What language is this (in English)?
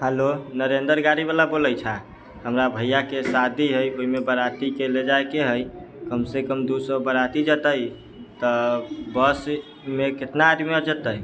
Maithili